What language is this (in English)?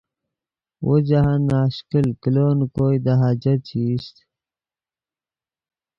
Yidgha